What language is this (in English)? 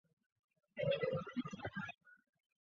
Chinese